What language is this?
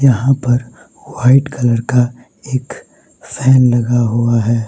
Hindi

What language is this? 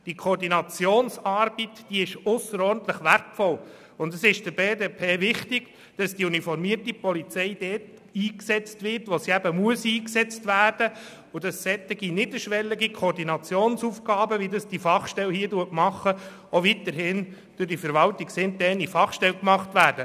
Swiss German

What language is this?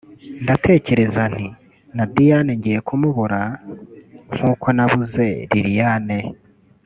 Kinyarwanda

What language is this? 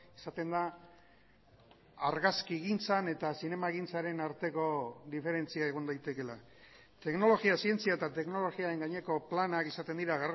Basque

